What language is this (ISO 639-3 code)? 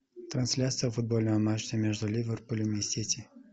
rus